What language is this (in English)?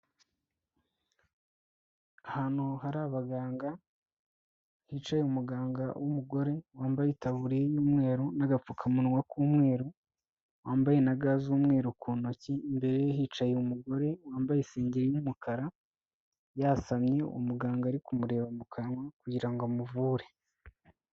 Kinyarwanda